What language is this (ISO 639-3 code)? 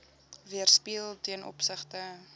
afr